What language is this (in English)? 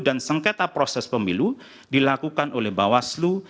Indonesian